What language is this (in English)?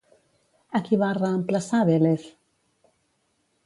Catalan